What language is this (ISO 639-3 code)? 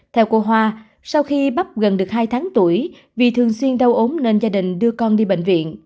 vie